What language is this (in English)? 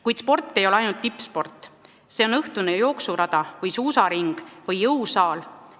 Estonian